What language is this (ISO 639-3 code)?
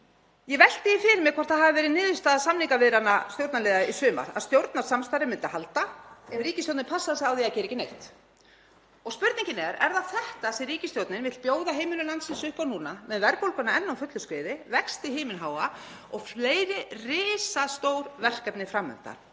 isl